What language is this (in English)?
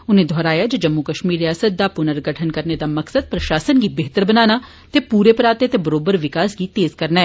Dogri